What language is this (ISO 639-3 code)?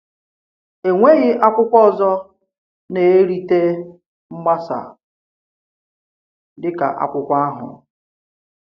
ibo